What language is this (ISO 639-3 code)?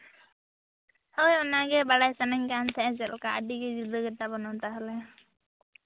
sat